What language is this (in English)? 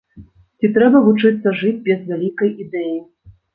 Belarusian